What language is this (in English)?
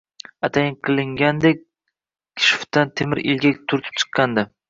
Uzbek